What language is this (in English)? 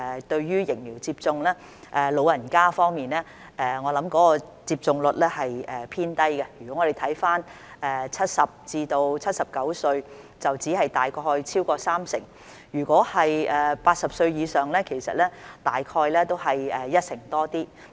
Cantonese